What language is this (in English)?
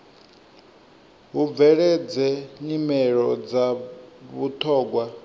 Venda